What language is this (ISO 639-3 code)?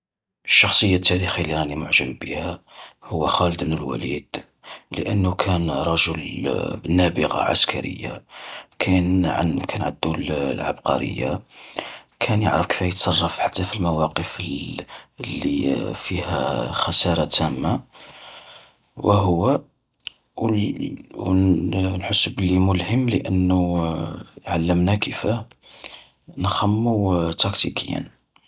arq